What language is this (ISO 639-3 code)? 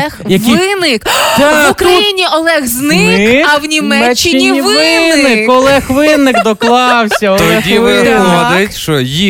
ukr